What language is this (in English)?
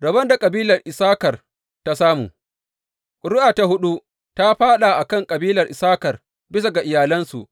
Hausa